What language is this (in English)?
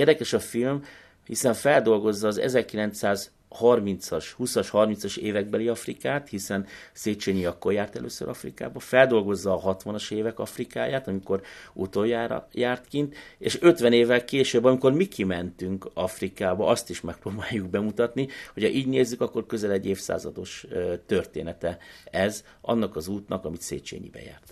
Hungarian